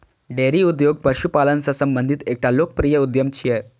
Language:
Maithili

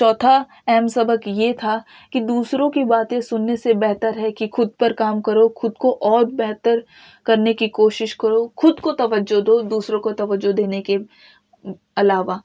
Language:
Urdu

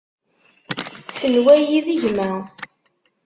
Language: Kabyle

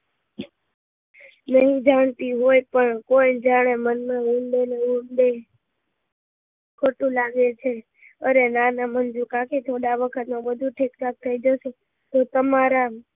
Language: Gujarati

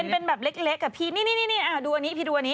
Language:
Thai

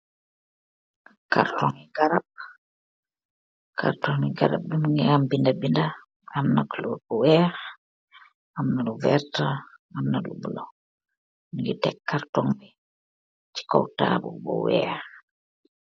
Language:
Wolof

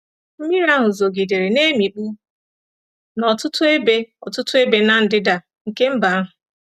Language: Igbo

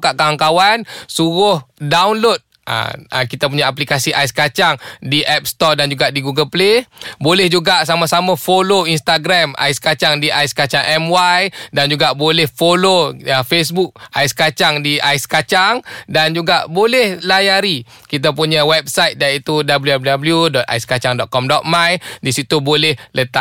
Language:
Malay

